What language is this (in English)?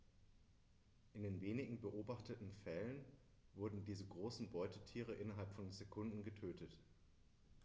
German